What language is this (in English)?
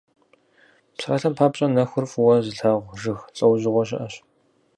Kabardian